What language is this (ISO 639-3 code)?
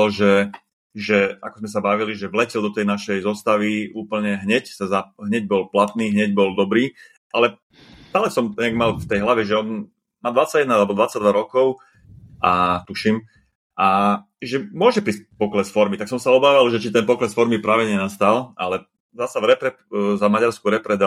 slk